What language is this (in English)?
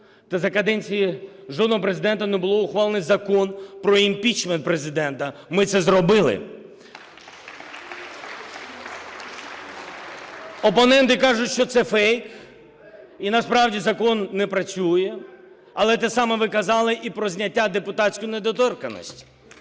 Ukrainian